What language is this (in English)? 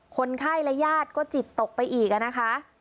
Thai